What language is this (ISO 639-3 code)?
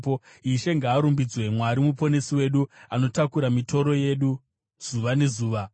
sna